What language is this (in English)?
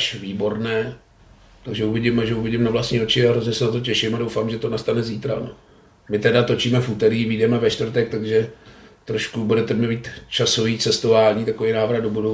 Czech